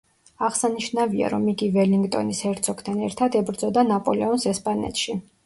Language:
Georgian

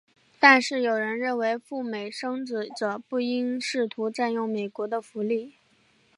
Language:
Chinese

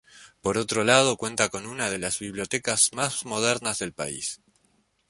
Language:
Spanish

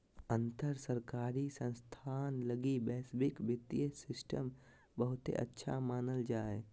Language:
Magahi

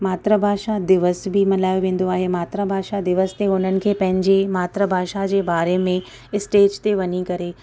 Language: Sindhi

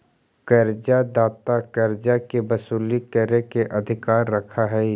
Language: Magahi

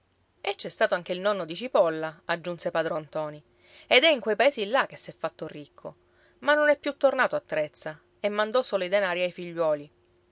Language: Italian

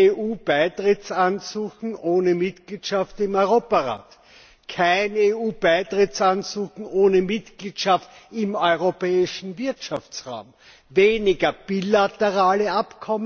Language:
German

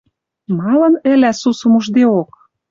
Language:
Western Mari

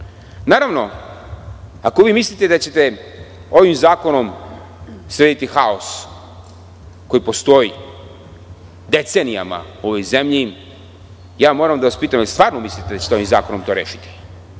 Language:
Serbian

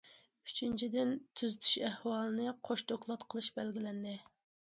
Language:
Uyghur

